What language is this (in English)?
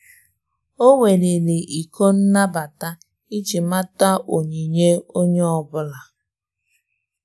Igbo